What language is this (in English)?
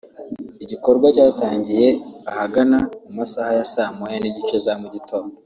Kinyarwanda